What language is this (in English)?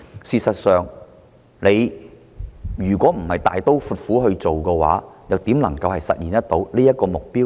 Cantonese